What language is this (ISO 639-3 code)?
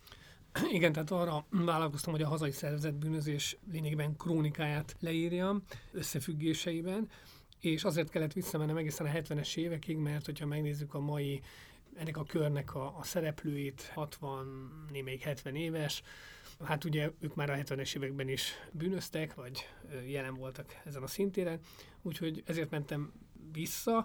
hun